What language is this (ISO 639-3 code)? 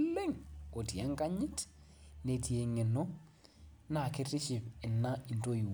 mas